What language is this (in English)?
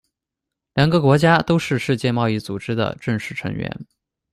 Chinese